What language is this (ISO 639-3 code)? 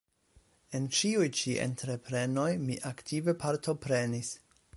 epo